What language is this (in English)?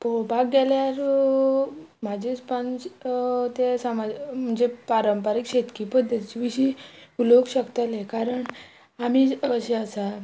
Konkani